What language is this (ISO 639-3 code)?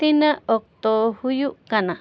sat